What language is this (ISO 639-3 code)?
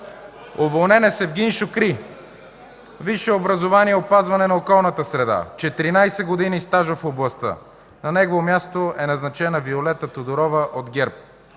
bul